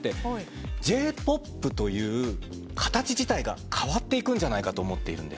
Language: Japanese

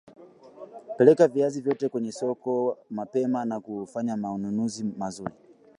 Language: Swahili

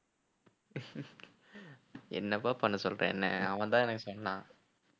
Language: Tamil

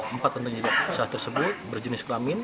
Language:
Indonesian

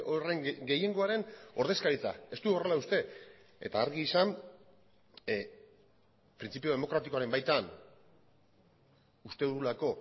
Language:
Basque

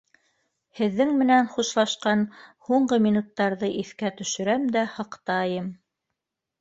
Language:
Bashkir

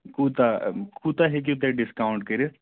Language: Kashmiri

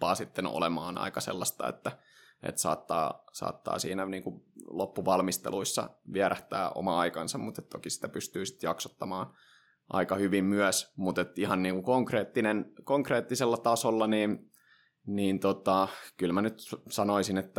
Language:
Finnish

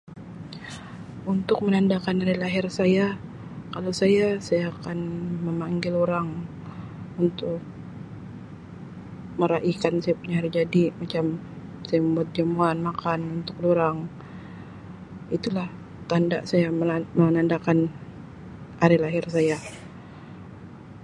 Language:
Sabah Malay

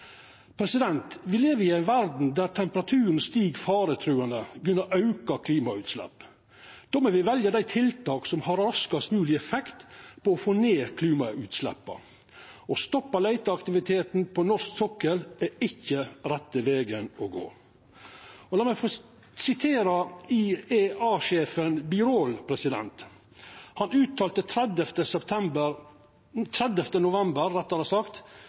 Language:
Norwegian Nynorsk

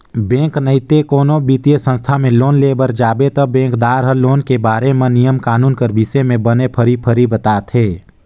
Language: Chhattisgarhi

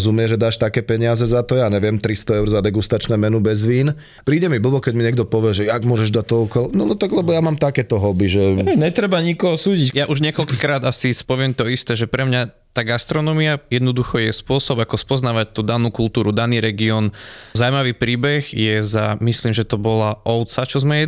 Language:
Slovak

